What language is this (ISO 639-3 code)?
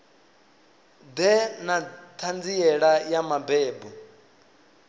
ven